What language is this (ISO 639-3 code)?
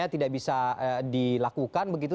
ind